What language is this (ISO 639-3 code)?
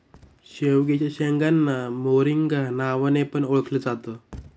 mar